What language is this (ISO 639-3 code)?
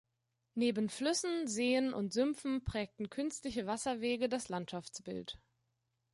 deu